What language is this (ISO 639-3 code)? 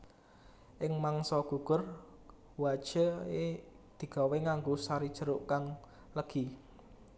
jav